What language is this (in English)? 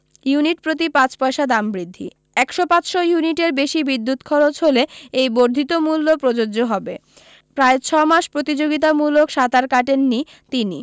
Bangla